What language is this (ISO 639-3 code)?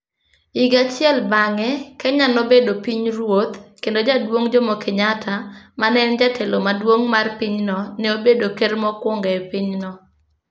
luo